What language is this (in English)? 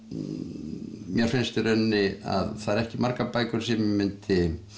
Icelandic